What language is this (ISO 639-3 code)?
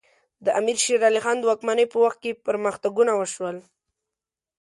pus